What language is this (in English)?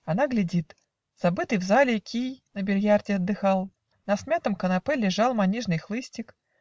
Russian